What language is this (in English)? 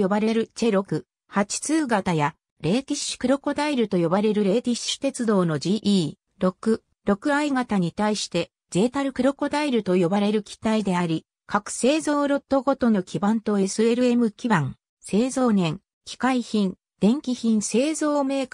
Japanese